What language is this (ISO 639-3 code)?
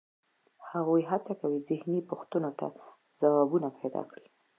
pus